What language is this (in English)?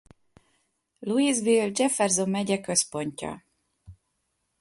Hungarian